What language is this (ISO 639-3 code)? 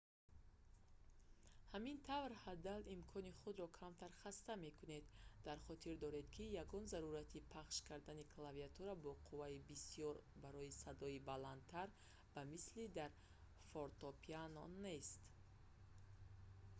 tgk